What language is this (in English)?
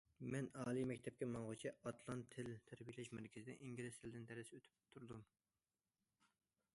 Uyghur